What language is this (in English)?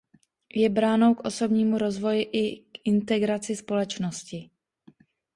Czech